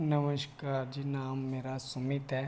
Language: Dogri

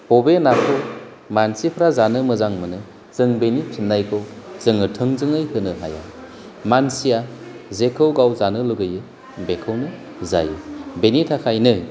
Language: Bodo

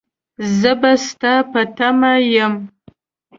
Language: Pashto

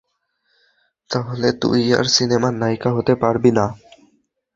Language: Bangla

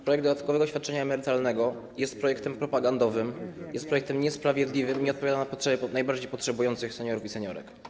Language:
Polish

